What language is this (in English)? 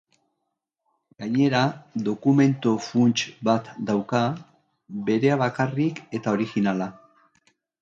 Basque